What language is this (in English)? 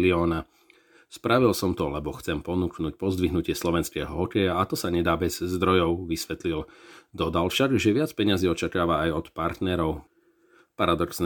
Slovak